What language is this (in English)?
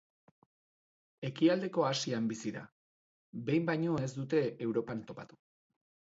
Basque